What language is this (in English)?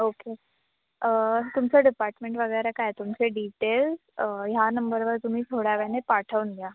Marathi